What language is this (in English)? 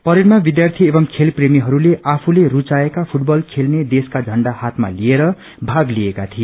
Nepali